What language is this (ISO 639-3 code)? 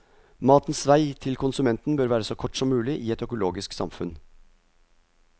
nor